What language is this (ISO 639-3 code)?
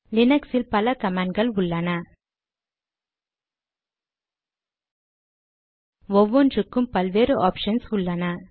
tam